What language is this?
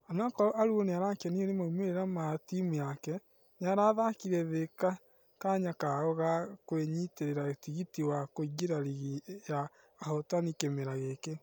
Kikuyu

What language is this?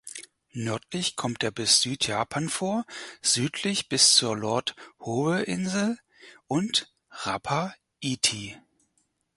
German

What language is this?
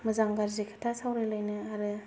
Bodo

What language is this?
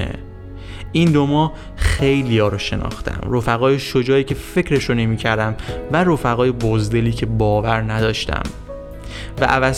Persian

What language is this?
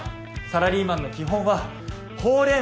Japanese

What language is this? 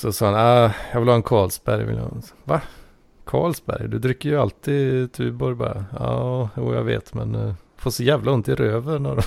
Swedish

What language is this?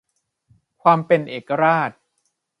Thai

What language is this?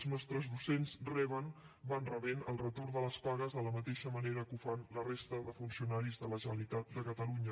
Catalan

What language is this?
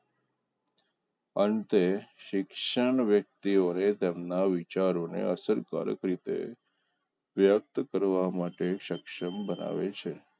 Gujarati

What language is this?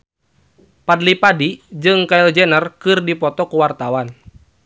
Sundanese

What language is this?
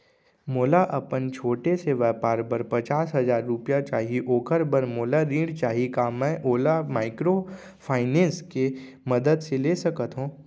Chhattisgarhi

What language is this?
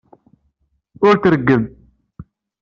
Kabyle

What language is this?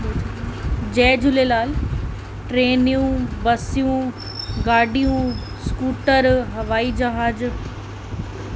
Sindhi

